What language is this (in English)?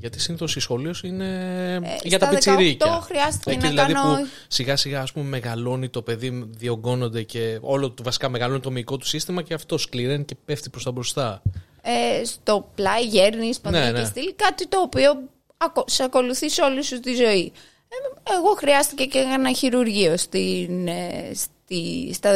Greek